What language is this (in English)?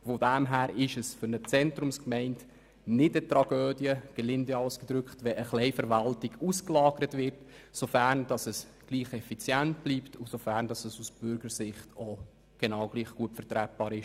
Swiss German